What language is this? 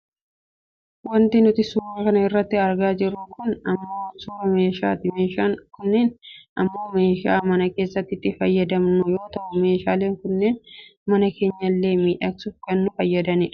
Oromo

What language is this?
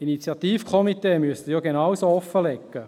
Swiss German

